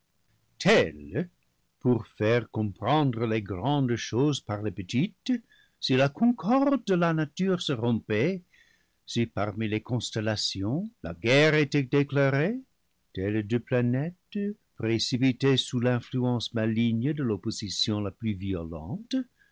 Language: French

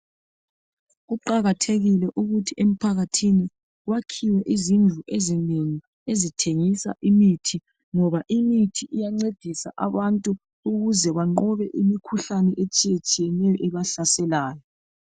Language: North Ndebele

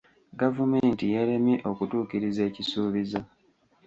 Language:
Ganda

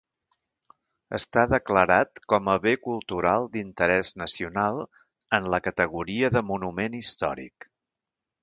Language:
Catalan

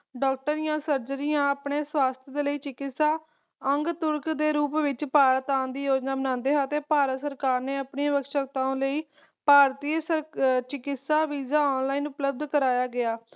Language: Punjabi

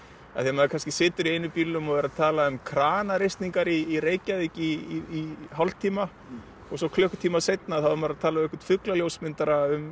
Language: Icelandic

